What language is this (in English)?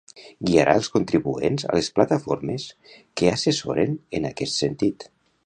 Catalan